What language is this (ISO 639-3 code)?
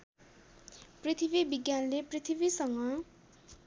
nep